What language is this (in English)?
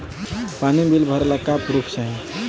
Bhojpuri